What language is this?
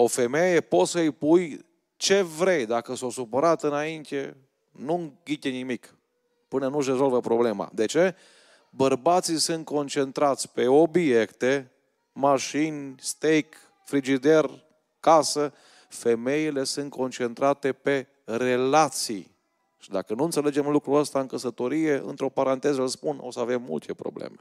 Romanian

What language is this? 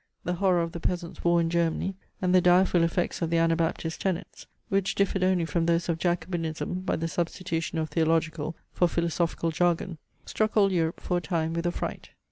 English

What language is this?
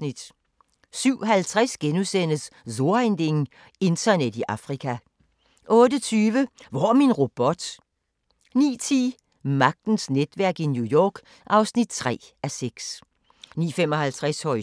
Danish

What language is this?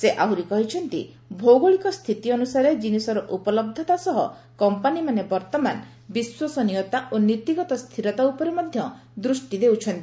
Odia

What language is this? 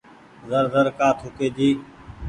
Goaria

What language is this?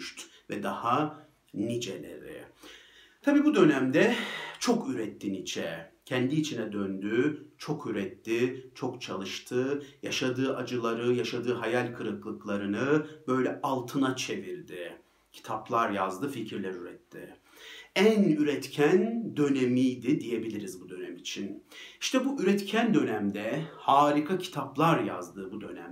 Turkish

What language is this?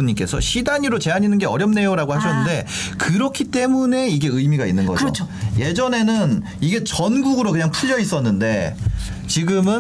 Korean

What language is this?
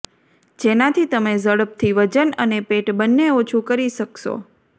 Gujarati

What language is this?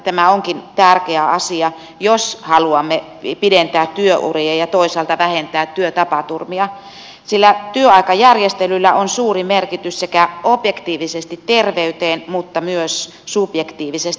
Finnish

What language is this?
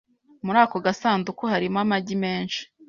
Kinyarwanda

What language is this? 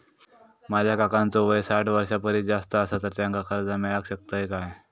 Marathi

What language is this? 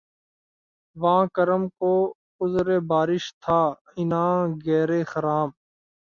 Urdu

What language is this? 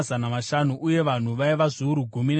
Shona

